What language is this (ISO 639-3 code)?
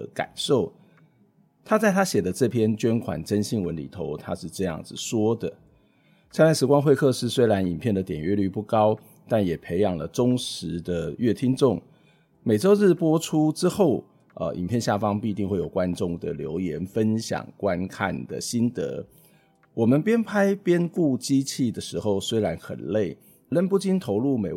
zho